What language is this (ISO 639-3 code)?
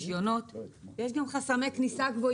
heb